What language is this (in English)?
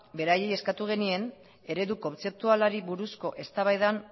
Basque